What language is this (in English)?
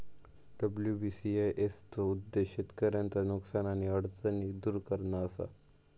Marathi